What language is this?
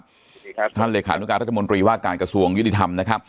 Thai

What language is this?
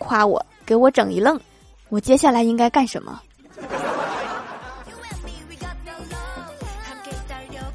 Chinese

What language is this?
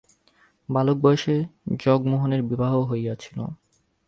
Bangla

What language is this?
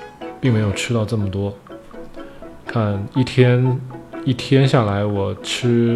Chinese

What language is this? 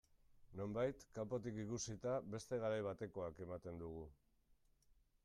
Basque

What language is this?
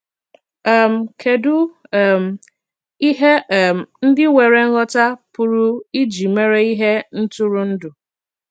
Igbo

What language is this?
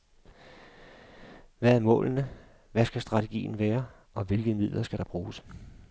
Danish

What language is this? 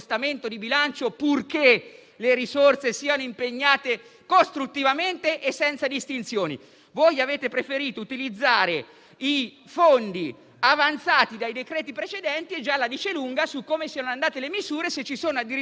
Italian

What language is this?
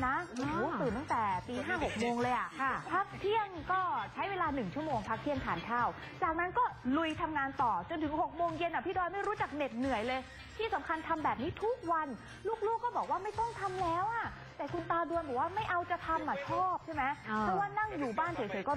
Thai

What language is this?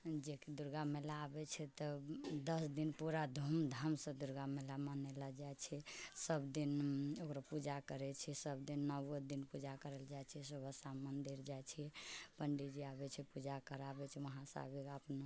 Maithili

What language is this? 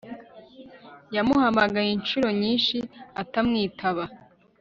Kinyarwanda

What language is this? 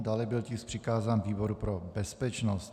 Czech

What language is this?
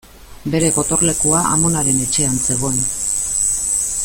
Basque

